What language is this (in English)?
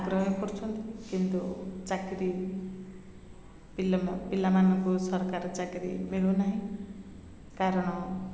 Odia